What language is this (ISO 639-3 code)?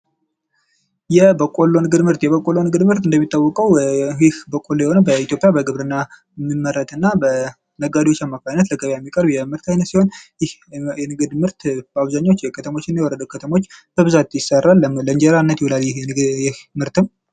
amh